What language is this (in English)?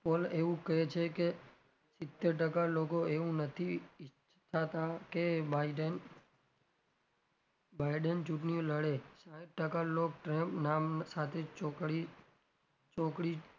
Gujarati